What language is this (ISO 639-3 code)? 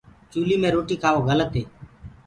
ggg